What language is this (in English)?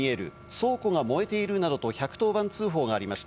Japanese